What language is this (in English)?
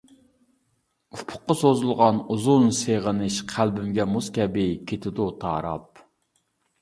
Uyghur